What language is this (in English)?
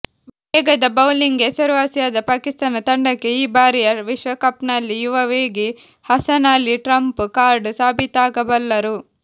Kannada